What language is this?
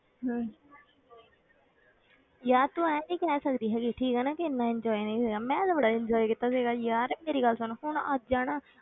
Punjabi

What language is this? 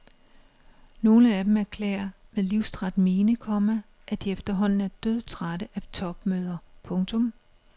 Danish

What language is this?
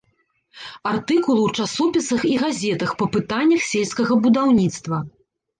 Belarusian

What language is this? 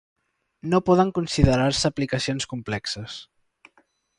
Catalan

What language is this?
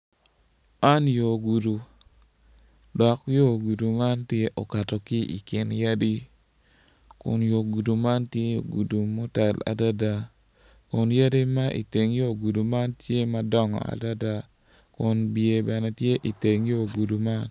Acoli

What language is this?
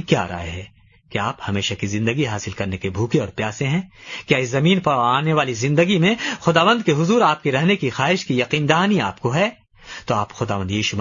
Urdu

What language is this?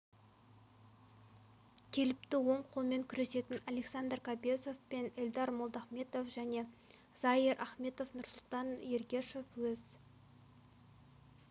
Kazakh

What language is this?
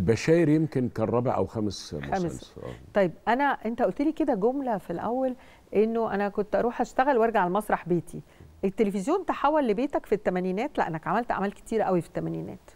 Arabic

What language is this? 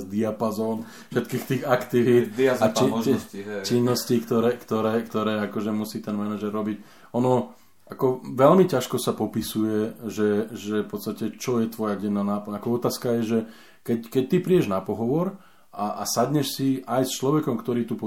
Slovak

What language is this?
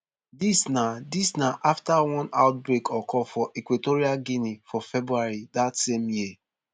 Nigerian Pidgin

